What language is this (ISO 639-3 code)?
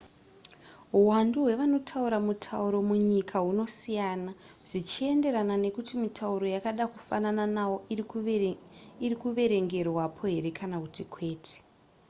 sna